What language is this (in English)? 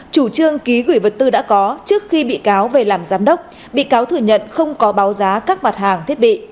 Vietnamese